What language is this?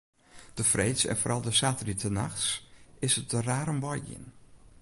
Western Frisian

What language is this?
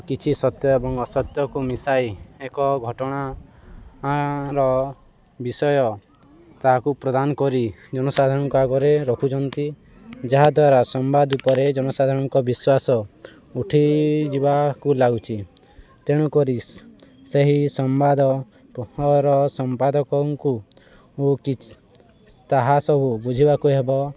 Odia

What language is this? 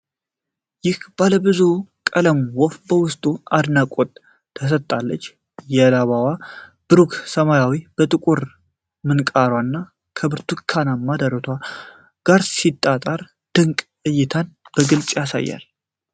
Amharic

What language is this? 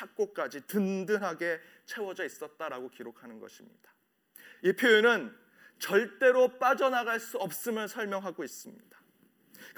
Korean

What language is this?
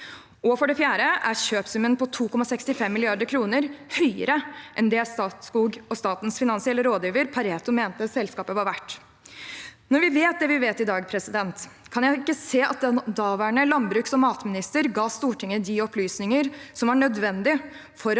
Norwegian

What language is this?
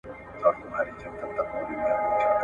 Pashto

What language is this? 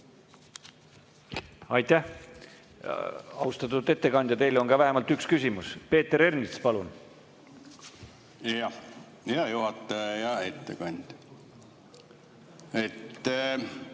Estonian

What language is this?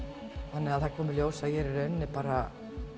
Icelandic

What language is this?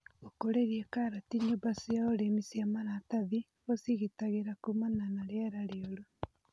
Kikuyu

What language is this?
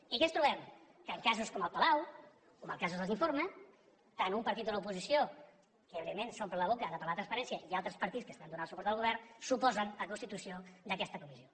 Catalan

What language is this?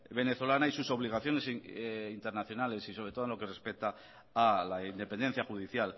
Spanish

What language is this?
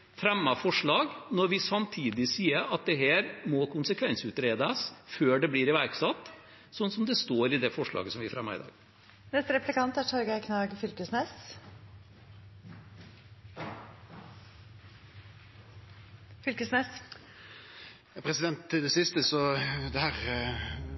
Norwegian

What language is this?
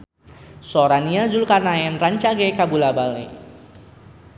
Sundanese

